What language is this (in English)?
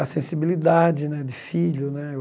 Portuguese